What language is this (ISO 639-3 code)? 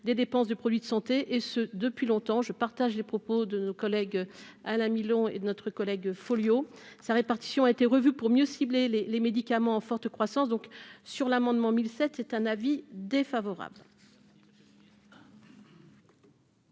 fra